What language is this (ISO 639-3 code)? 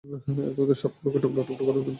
ben